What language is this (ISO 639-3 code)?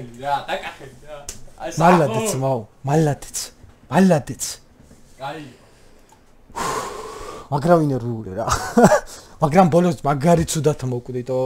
kor